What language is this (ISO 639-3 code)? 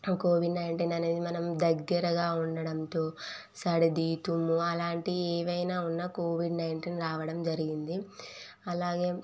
tel